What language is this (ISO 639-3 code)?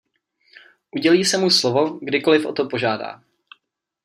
ces